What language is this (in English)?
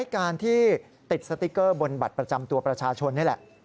Thai